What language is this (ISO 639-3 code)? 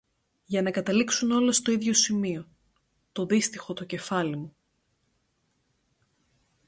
ell